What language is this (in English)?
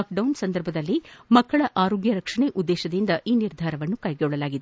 Kannada